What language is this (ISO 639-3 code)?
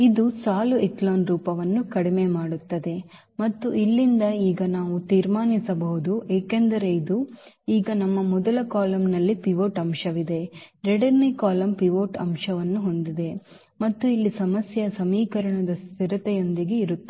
kan